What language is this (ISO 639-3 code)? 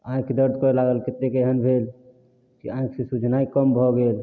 mai